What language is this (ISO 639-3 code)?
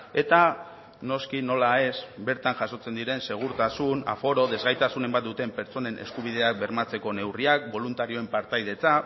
eus